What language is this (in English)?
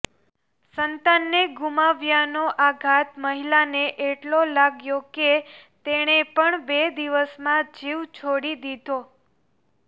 Gujarati